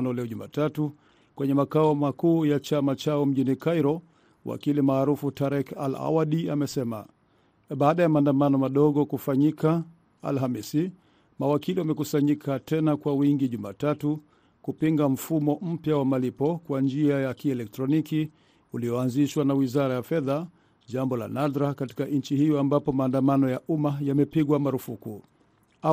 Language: Swahili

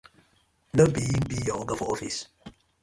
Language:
Nigerian Pidgin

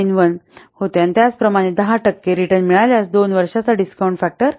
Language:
Marathi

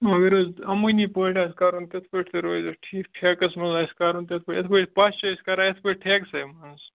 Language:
Kashmiri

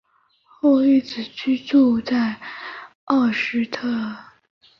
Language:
Chinese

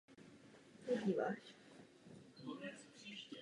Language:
Czech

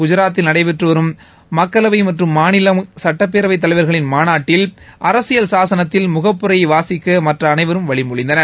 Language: Tamil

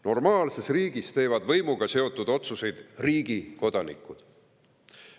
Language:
Estonian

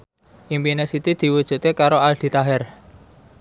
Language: Javanese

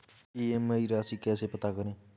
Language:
Hindi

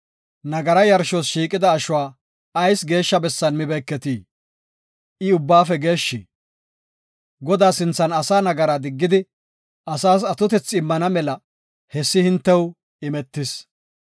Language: Gofa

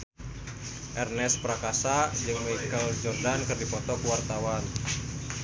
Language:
Sundanese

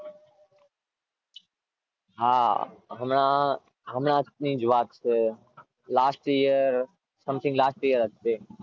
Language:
Gujarati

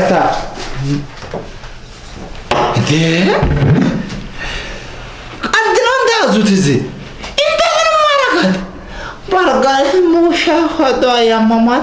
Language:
Amharic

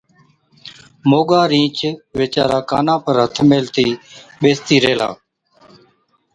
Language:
Od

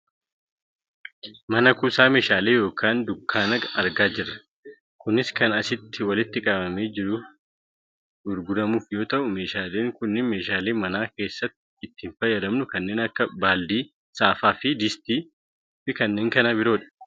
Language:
Oromo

